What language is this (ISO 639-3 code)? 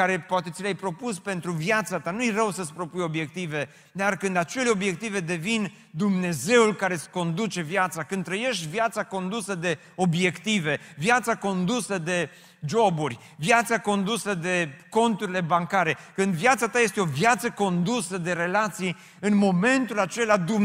ron